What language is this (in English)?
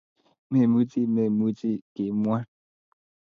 Kalenjin